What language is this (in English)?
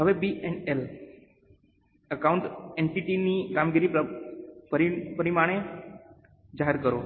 Gujarati